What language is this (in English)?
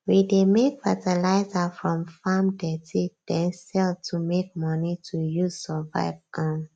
Nigerian Pidgin